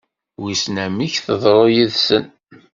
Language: Kabyle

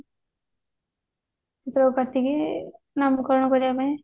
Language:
Odia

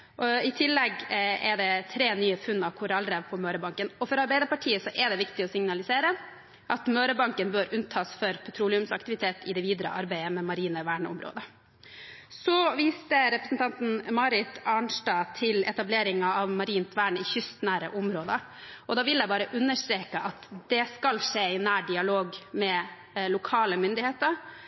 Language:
Norwegian Bokmål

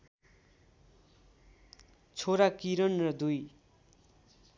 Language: Nepali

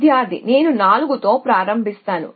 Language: Telugu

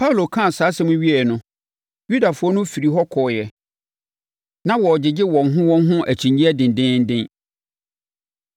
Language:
Akan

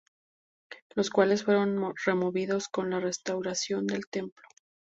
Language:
Spanish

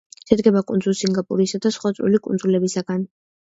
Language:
Georgian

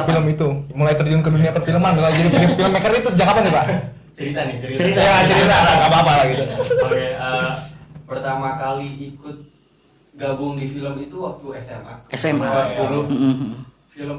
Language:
Indonesian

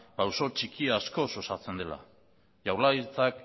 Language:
Basque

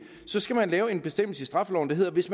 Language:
Danish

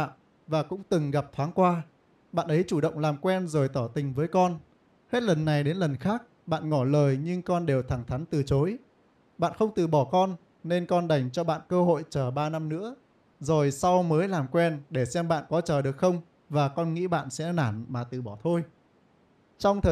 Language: Vietnamese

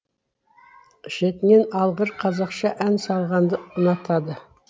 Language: Kazakh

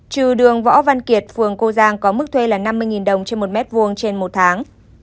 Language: Vietnamese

